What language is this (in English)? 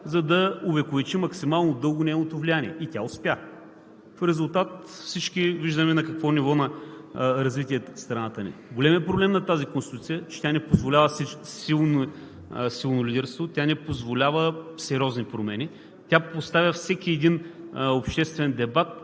Bulgarian